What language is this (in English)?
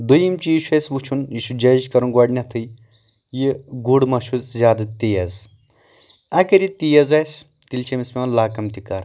Kashmiri